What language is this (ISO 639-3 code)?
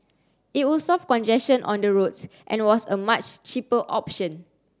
eng